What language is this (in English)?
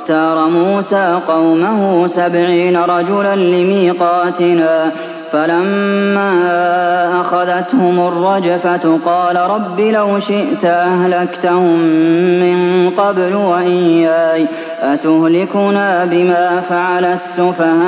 Arabic